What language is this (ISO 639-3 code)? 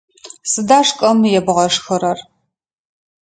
ady